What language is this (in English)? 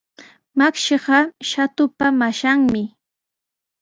Sihuas Ancash Quechua